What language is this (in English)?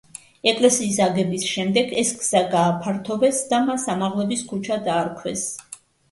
Georgian